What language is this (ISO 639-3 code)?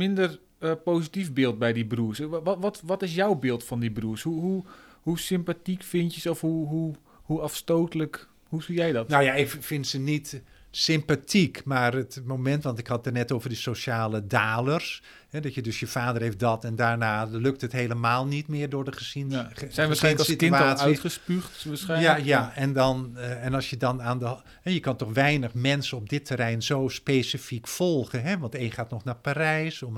nld